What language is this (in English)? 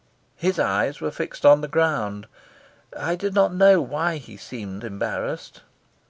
English